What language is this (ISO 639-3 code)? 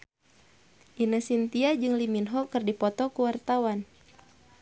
sun